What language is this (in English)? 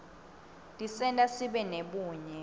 Swati